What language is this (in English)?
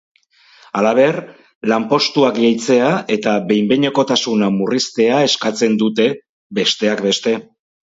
Basque